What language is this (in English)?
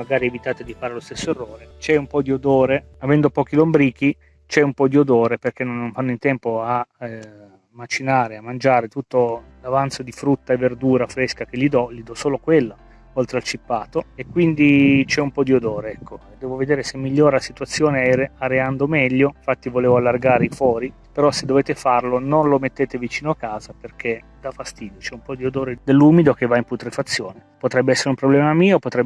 Italian